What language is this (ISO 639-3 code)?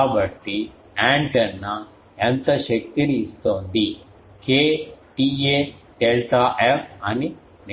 tel